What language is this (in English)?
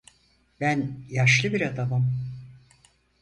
Turkish